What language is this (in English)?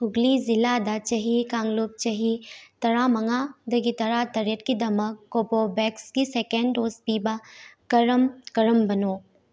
Manipuri